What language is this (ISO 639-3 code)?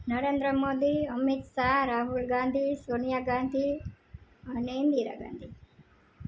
guj